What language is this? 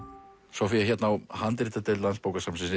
Icelandic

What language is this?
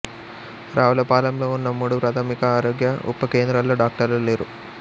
Telugu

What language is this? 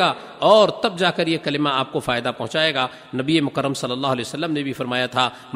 Urdu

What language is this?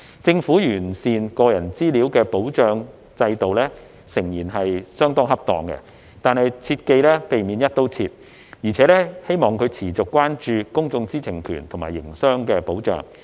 Cantonese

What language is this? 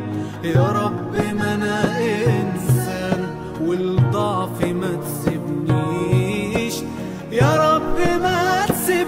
Arabic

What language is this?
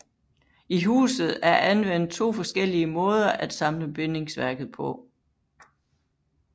Danish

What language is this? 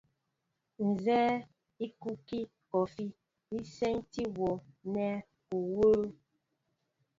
Mbo (Cameroon)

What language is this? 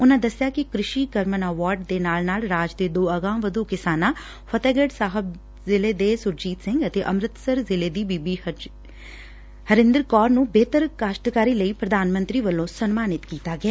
Punjabi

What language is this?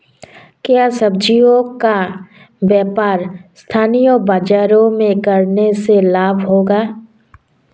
Hindi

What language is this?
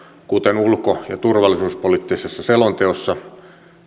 Finnish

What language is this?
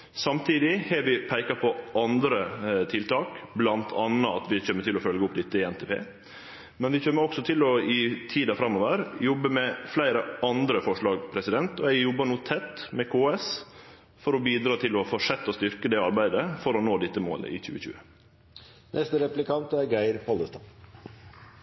Norwegian Nynorsk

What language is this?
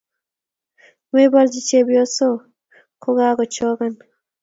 Kalenjin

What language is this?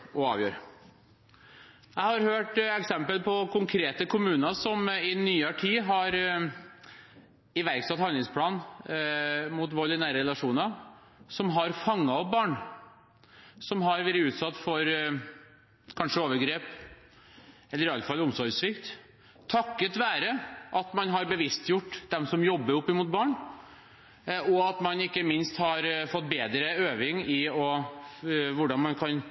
Norwegian Bokmål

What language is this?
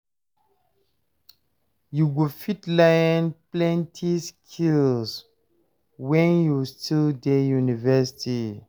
Nigerian Pidgin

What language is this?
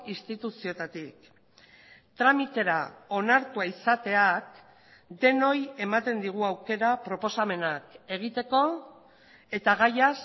Basque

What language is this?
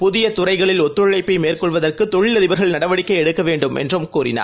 Tamil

